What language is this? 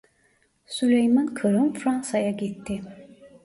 Turkish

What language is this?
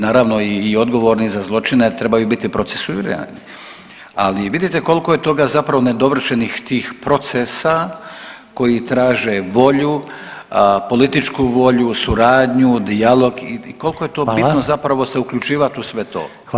Croatian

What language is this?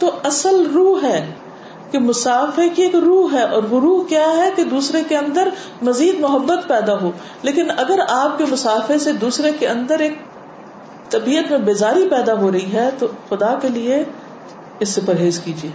Urdu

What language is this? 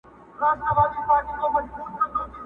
Pashto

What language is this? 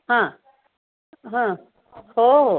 Marathi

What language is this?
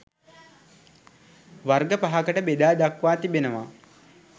Sinhala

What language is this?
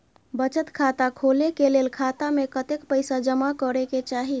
Maithili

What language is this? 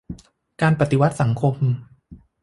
Thai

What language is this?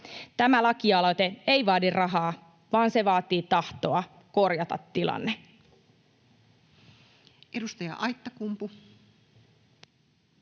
Finnish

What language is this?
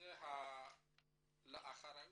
Hebrew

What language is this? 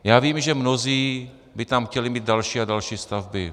Czech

